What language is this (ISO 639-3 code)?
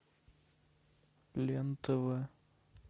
rus